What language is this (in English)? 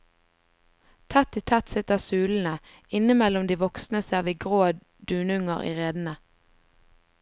Norwegian